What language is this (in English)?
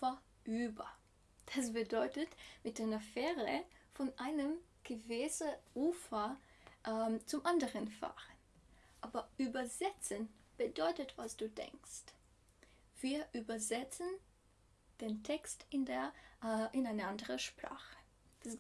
German